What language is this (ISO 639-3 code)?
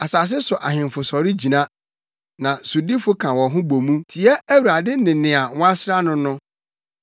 aka